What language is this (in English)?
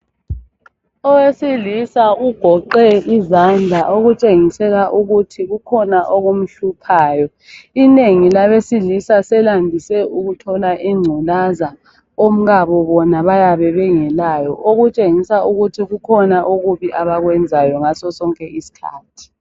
North Ndebele